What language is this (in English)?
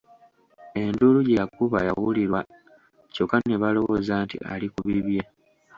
Ganda